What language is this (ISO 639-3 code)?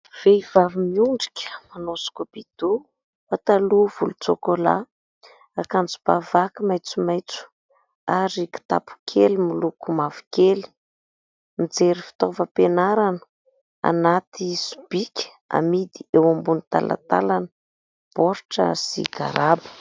mlg